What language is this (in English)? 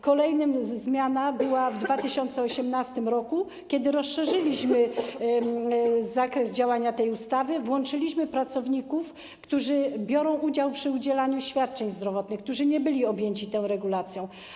Polish